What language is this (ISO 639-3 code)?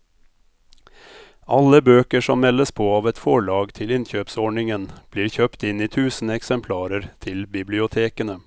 nor